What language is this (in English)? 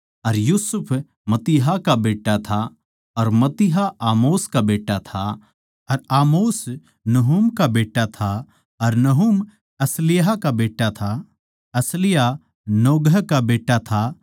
Haryanvi